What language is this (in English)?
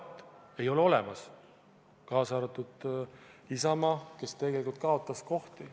Estonian